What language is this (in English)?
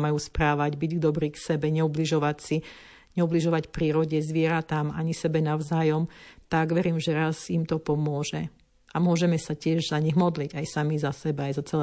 Slovak